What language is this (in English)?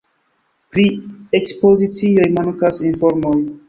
Esperanto